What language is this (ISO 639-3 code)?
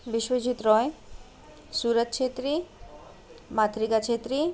nep